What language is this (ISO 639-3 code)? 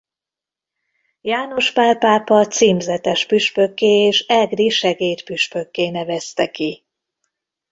hun